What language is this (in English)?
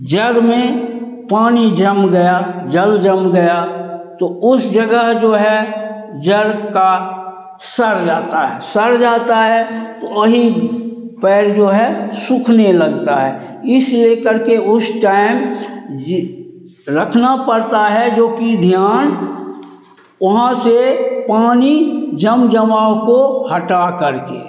Hindi